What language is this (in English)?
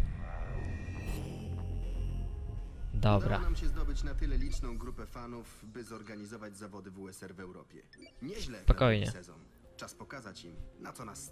Polish